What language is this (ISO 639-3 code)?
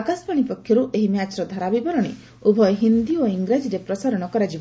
ori